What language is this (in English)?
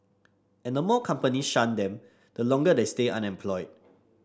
English